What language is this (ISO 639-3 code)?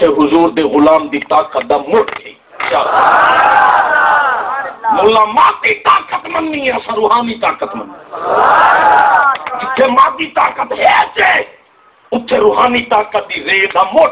hin